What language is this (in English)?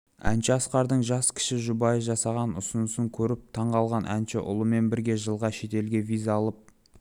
Kazakh